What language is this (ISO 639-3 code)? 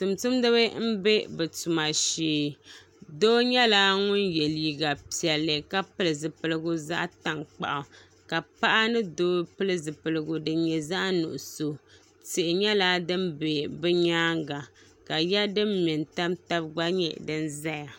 dag